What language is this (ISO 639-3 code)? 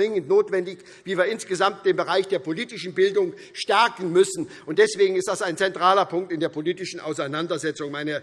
deu